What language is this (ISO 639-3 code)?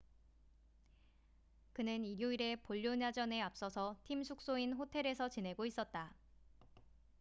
kor